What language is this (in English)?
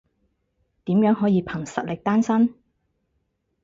Cantonese